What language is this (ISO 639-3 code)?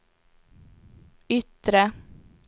swe